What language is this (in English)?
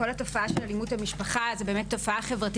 Hebrew